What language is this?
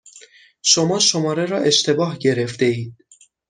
Persian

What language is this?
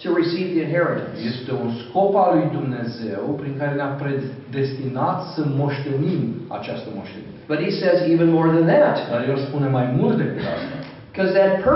Romanian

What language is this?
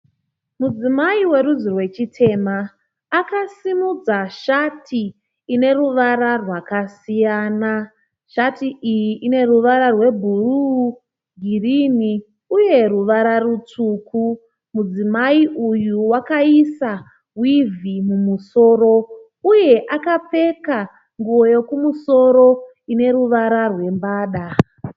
Shona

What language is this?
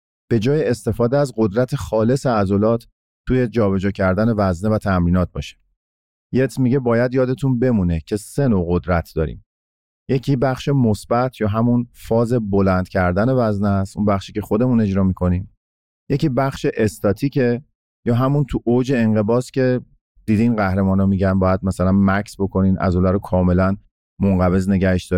Persian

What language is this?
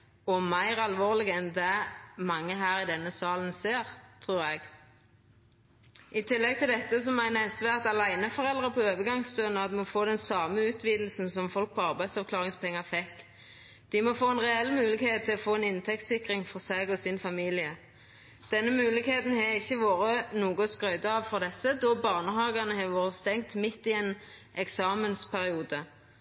Norwegian Nynorsk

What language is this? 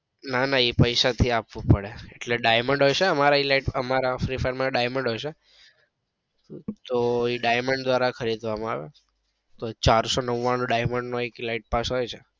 Gujarati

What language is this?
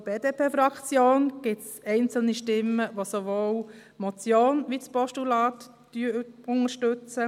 Swiss German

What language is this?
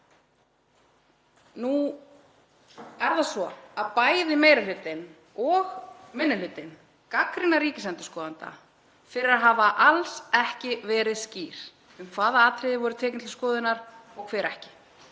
Icelandic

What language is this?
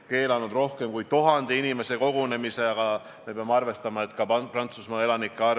Estonian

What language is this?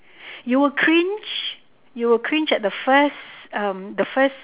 English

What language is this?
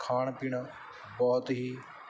Punjabi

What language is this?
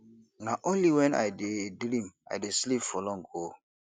Nigerian Pidgin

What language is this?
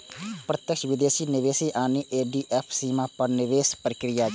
Maithili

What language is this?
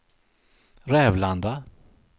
Swedish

